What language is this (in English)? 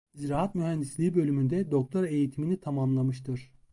Turkish